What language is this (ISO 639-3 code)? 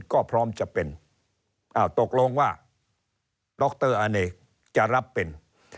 tha